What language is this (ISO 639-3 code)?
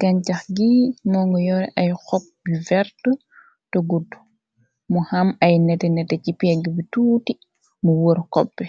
wol